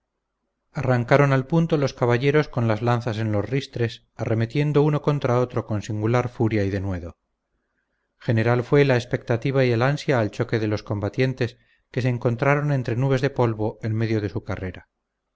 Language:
Spanish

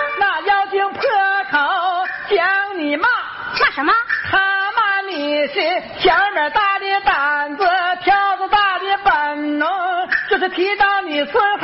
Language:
Chinese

